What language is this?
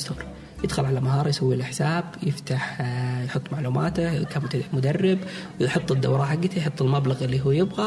Arabic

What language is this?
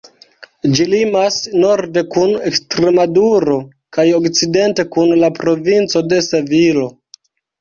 Esperanto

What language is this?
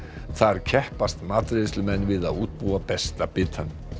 Icelandic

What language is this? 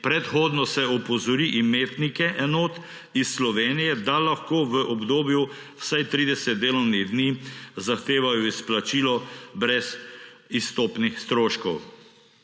Slovenian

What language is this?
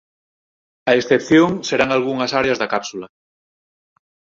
Galician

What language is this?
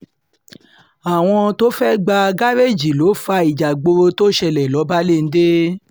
Yoruba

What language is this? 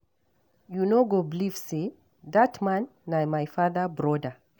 Nigerian Pidgin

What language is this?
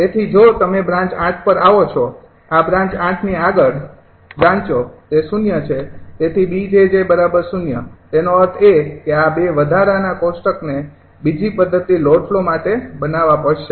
Gujarati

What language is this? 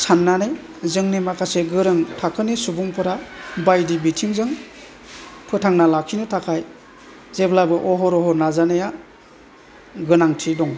Bodo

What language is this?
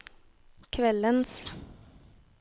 Norwegian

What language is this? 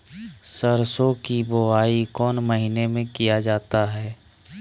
Magahi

